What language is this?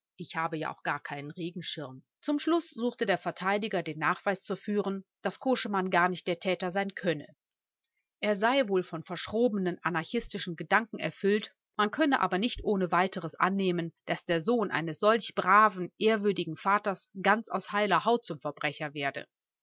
German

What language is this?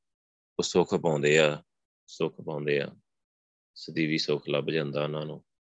Punjabi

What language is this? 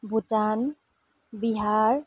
Nepali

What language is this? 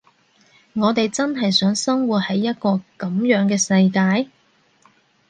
Cantonese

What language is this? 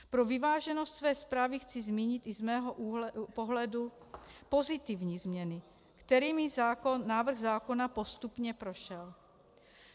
Czech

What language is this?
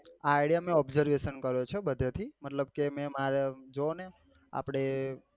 Gujarati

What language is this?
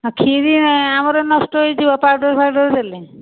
Odia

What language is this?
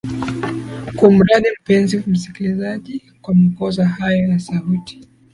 Swahili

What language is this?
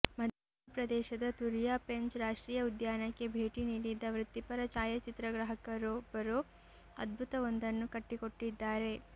Kannada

